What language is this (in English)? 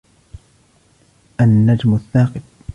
Arabic